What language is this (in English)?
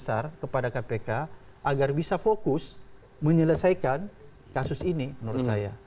Indonesian